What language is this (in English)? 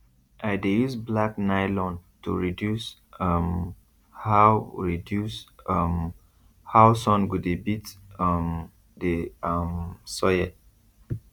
Nigerian Pidgin